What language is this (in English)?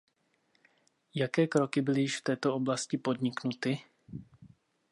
Czech